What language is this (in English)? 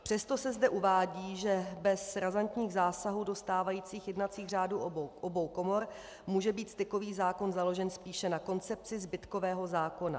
Czech